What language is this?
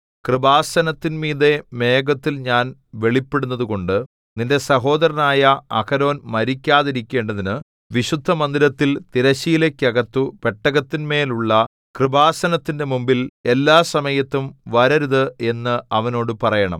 Malayalam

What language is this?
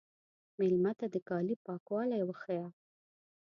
Pashto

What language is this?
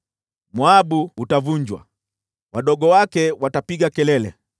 Swahili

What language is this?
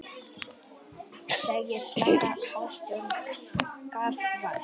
Icelandic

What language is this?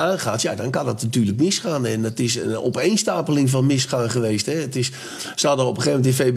Dutch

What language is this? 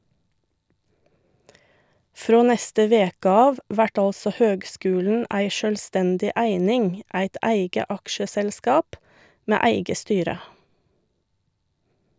Norwegian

